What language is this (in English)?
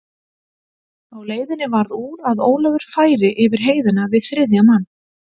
Icelandic